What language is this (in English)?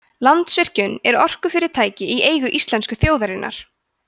Icelandic